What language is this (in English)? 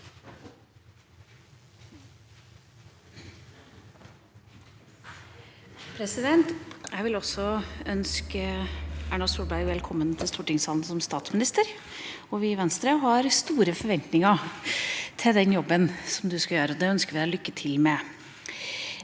Norwegian